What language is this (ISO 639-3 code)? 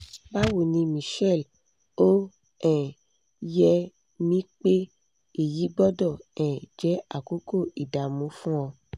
yor